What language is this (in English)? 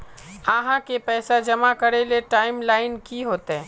Magahi